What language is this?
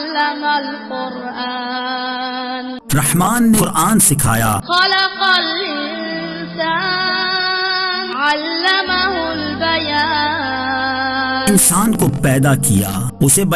Arabic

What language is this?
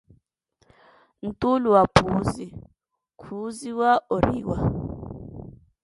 Koti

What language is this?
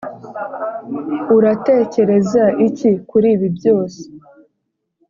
Kinyarwanda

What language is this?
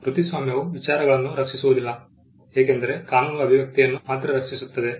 Kannada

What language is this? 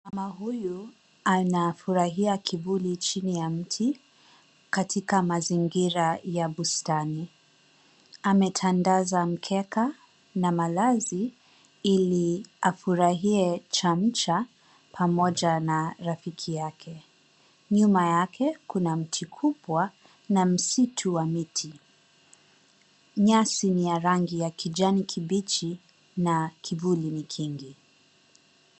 Swahili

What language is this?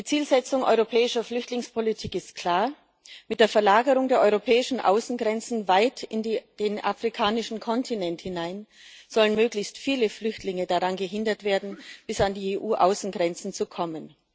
German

